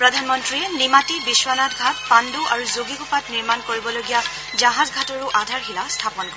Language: Assamese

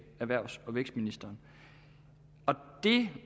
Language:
Danish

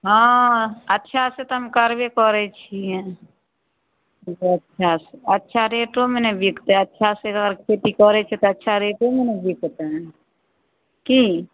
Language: Maithili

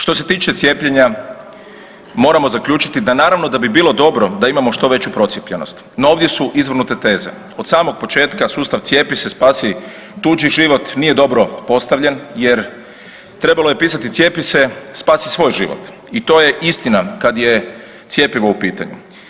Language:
Croatian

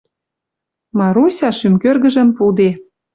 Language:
Western Mari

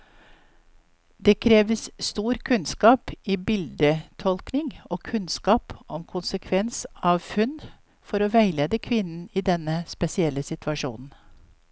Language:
Norwegian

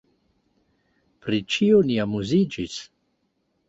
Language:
Esperanto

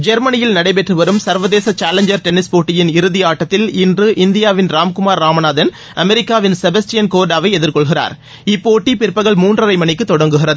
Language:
Tamil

